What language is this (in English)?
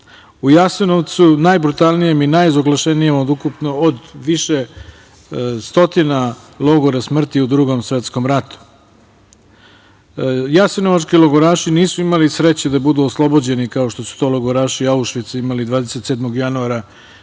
Serbian